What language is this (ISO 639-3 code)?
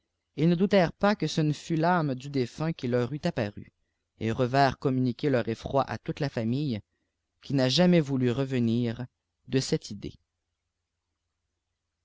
fra